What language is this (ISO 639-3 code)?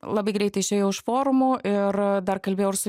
lit